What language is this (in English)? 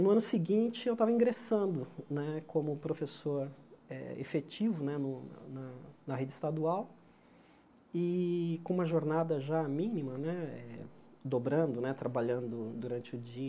Portuguese